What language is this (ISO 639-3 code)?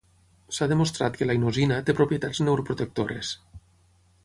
cat